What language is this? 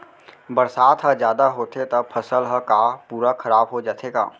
Chhattisgarhi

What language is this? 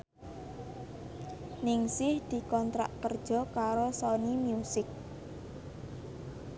Javanese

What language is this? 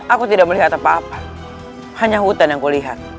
Indonesian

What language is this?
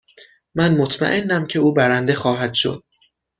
Persian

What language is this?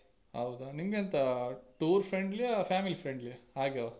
Kannada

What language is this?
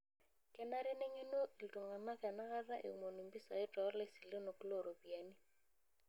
Masai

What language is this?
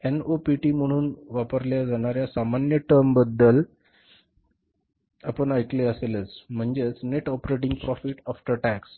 Marathi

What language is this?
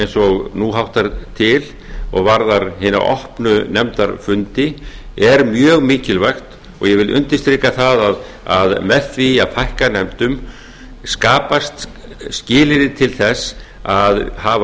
Icelandic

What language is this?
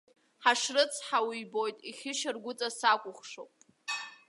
Abkhazian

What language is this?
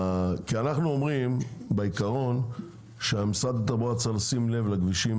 Hebrew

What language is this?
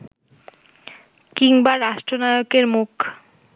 Bangla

